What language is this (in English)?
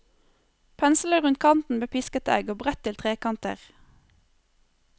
Norwegian